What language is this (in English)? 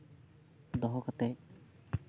Santali